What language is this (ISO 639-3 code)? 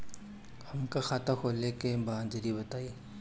bho